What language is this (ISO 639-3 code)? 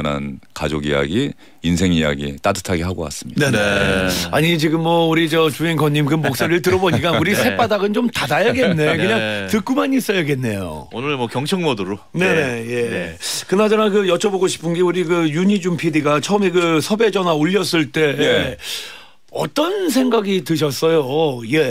kor